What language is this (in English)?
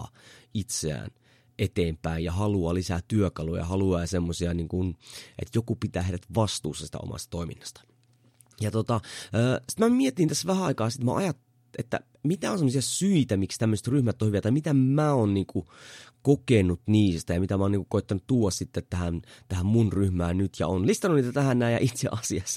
Finnish